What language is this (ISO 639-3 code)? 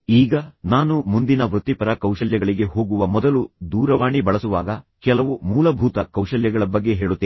kan